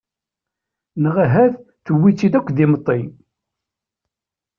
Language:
Kabyle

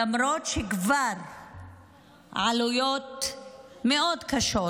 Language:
Hebrew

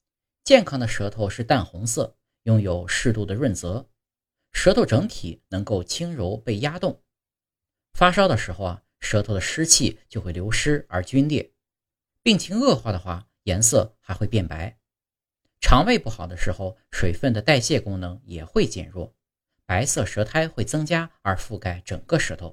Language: Chinese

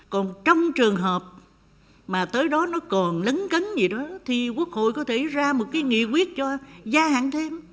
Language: Vietnamese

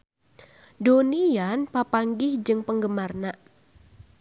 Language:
Sundanese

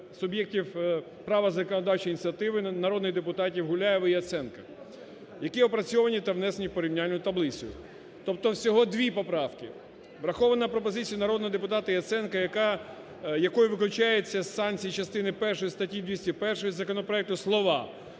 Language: Ukrainian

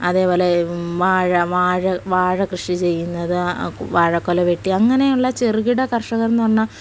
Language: Malayalam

